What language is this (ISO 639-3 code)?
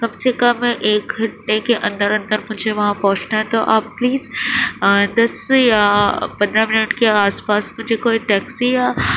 urd